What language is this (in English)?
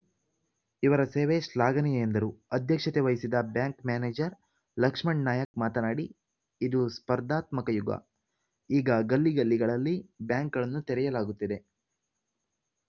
Kannada